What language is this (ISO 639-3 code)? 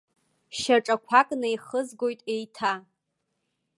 abk